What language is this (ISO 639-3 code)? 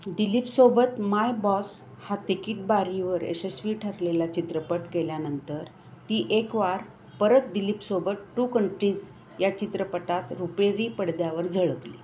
mar